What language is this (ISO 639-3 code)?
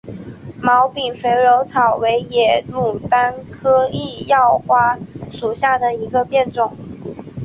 zho